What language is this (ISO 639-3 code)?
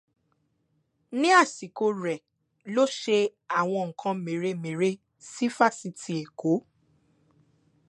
yor